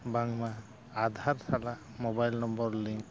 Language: Santali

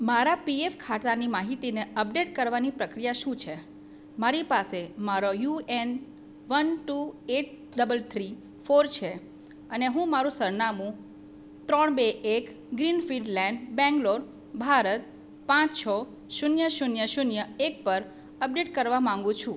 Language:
Gujarati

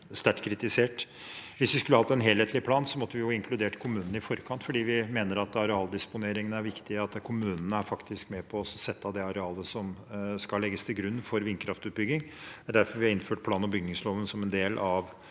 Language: Norwegian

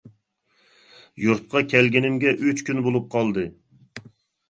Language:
Uyghur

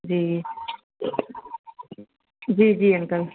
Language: Sindhi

